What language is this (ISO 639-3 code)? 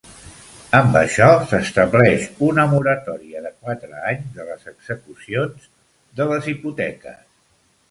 cat